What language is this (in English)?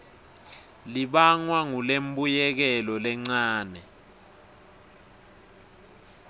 Swati